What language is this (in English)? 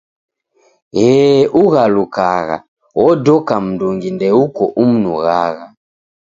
Taita